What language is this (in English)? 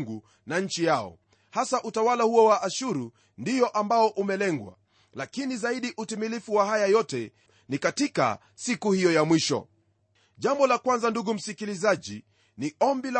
Swahili